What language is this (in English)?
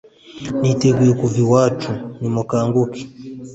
Kinyarwanda